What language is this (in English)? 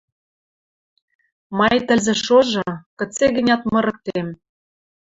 Western Mari